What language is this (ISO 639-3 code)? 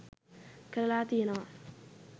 sin